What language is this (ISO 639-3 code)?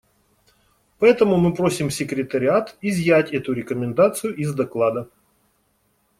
rus